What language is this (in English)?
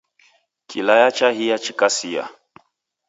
Taita